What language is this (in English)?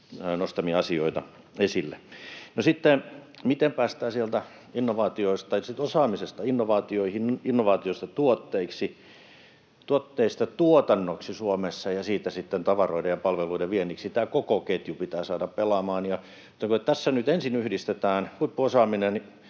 Finnish